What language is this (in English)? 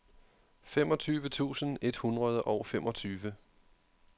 Danish